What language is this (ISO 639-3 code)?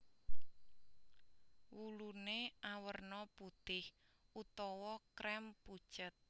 jav